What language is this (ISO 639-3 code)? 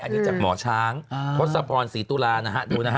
tha